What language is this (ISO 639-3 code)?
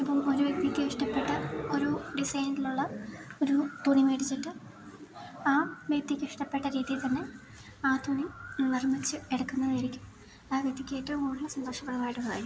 mal